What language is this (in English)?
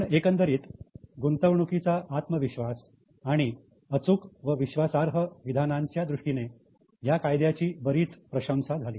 Marathi